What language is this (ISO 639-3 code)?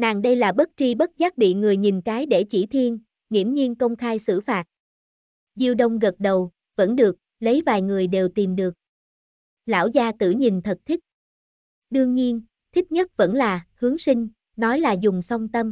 vie